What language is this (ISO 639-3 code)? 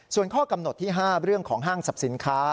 tha